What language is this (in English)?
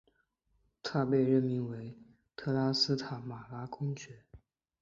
Chinese